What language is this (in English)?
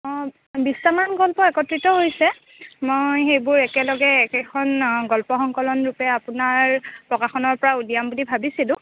Assamese